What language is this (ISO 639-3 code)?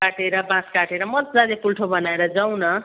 nep